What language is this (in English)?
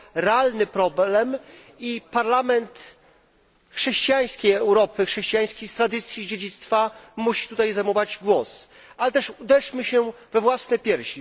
Polish